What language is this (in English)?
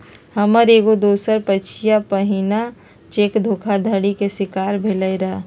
Magahi